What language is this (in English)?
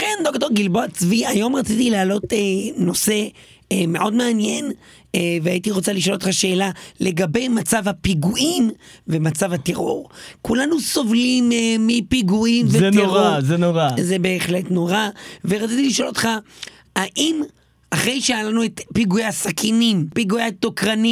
Hebrew